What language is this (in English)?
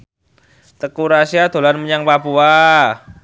Javanese